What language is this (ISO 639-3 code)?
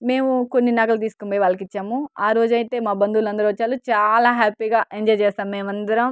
tel